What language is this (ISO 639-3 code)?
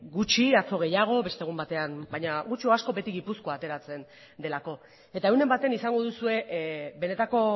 eus